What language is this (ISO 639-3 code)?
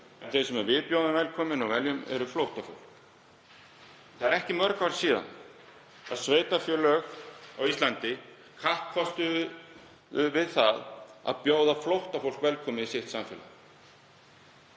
isl